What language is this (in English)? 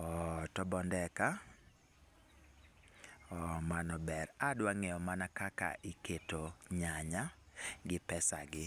Luo (Kenya and Tanzania)